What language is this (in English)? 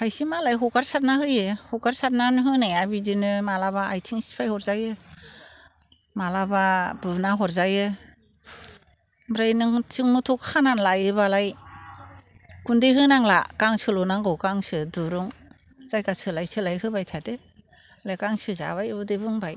Bodo